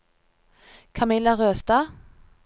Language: Norwegian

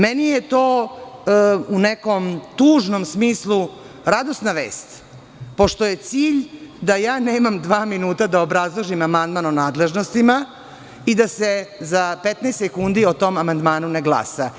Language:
Serbian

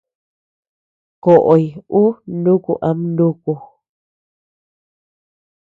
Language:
Tepeuxila Cuicatec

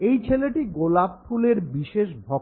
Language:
Bangla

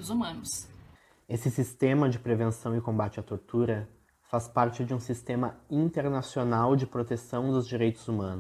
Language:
Portuguese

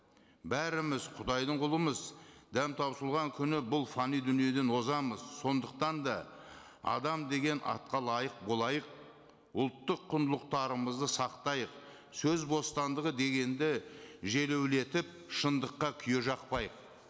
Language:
Kazakh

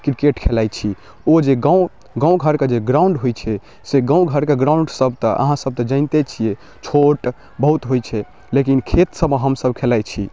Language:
Maithili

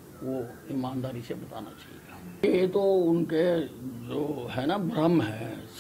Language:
Hindi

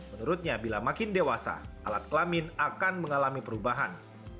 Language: Indonesian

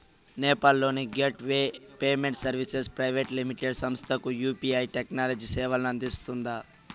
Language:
Telugu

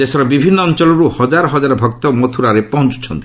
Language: Odia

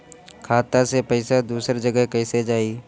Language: Bhojpuri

